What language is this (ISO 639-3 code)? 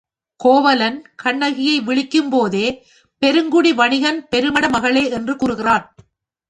tam